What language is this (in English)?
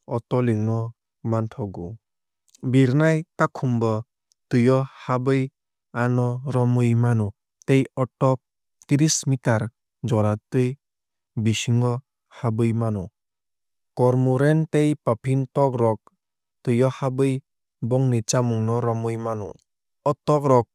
Kok Borok